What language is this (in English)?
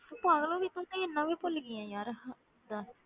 Punjabi